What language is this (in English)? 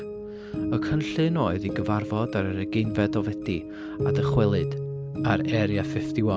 Welsh